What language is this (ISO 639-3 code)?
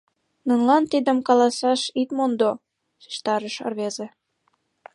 chm